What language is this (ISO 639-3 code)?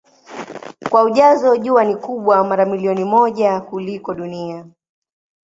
swa